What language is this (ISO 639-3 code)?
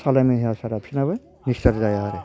brx